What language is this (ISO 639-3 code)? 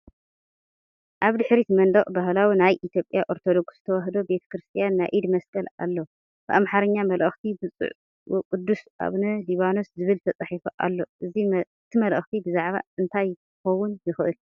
tir